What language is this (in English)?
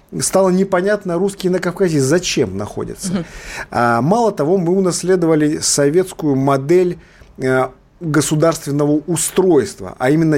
Russian